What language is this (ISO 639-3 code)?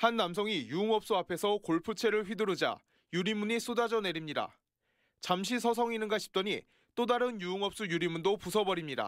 kor